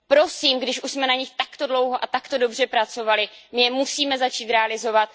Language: Czech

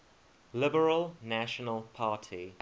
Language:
English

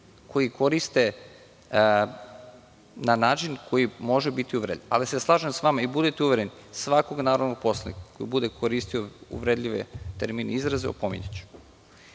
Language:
Serbian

